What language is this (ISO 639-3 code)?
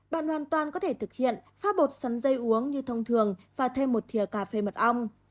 vie